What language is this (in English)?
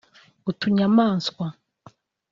Kinyarwanda